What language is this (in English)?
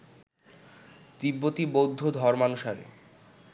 Bangla